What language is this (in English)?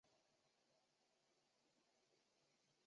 Chinese